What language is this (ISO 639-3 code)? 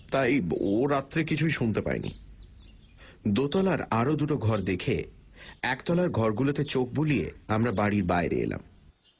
ben